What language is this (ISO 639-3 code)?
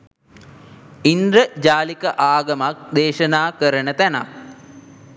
sin